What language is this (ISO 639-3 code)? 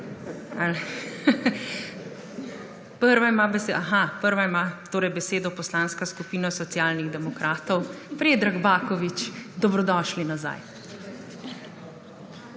slv